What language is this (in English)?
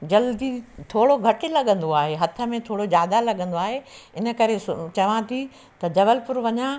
Sindhi